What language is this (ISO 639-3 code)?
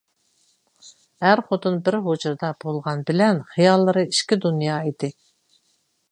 uig